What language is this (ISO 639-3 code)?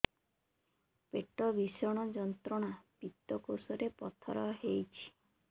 ori